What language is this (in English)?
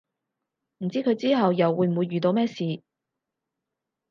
Cantonese